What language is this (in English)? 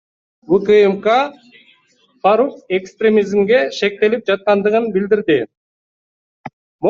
Kyrgyz